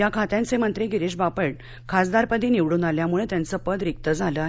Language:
Marathi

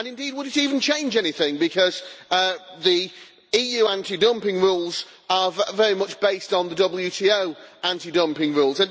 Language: English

